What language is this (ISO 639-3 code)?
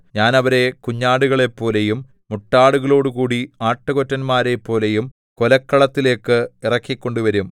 mal